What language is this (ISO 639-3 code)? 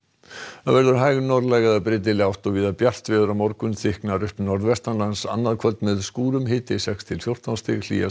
isl